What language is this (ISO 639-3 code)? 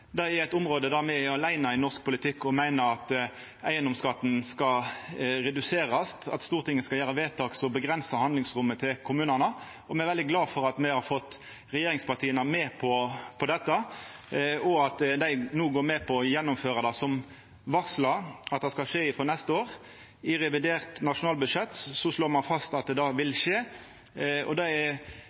nno